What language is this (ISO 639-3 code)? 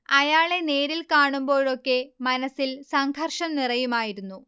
mal